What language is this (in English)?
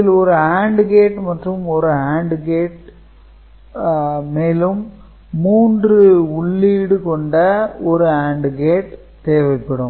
Tamil